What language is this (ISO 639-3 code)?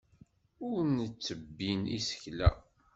kab